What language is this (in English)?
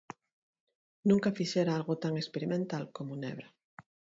Galician